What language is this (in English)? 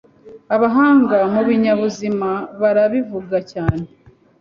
Kinyarwanda